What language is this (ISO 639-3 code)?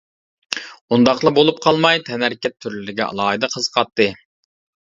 uig